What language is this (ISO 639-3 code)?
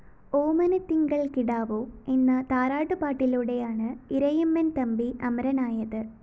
mal